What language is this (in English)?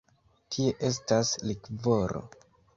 Esperanto